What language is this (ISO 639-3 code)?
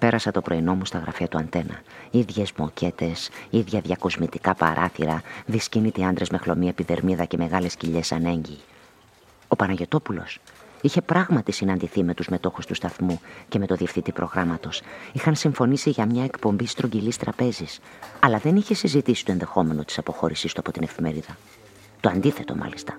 ell